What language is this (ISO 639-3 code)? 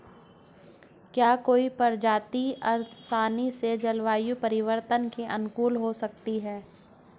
hin